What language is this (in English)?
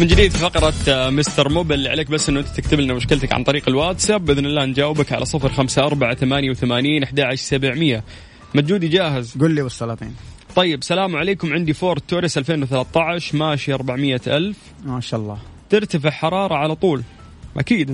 Arabic